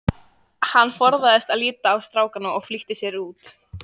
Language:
Icelandic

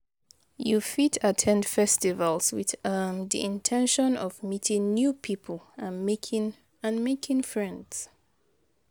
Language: Nigerian Pidgin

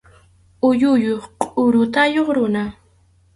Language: Arequipa-La Unión Quechua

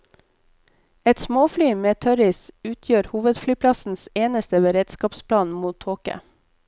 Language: Norwegian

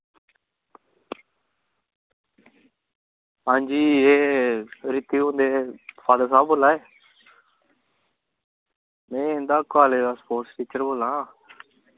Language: Dogri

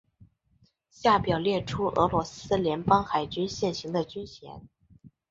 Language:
Chinese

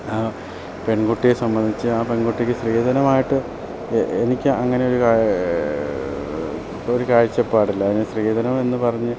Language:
Malayalam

